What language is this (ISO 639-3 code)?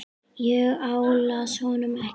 isl